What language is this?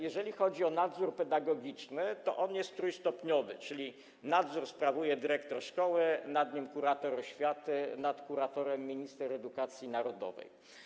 Polish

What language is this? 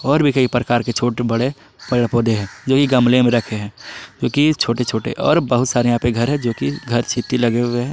Hindi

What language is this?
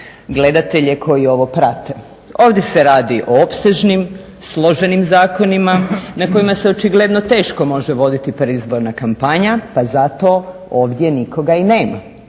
Croatian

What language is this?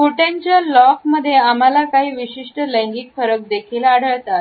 Marathi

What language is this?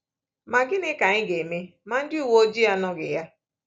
Igbo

